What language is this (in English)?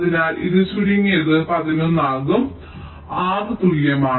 Malayalam